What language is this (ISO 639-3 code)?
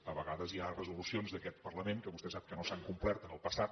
cat